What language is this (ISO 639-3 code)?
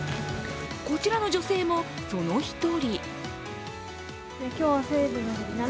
jpn